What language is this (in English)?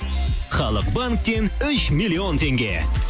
Kazakh